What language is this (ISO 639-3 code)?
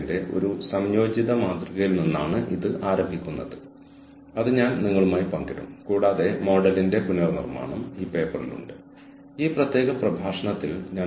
mal